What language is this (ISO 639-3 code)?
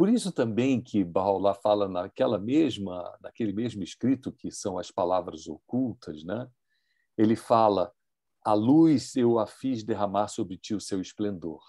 por